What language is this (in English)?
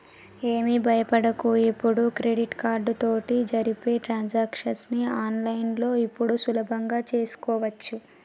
Telugu